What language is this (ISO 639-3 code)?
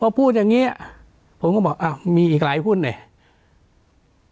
tha